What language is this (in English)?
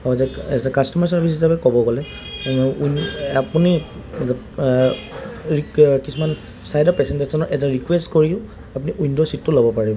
Assamese